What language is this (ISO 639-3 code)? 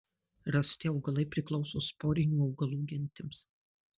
lit